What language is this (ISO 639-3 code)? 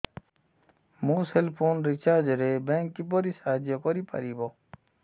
ori